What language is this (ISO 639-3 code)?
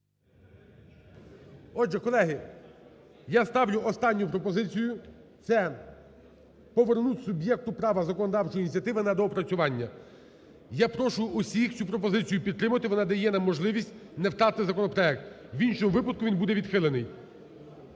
ukr